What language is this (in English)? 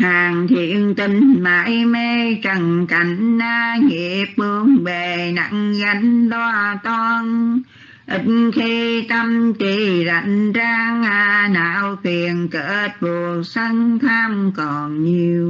Vietnamese